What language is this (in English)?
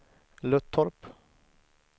Swedish